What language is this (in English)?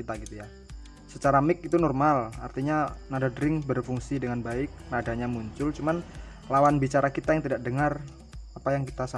Indonesian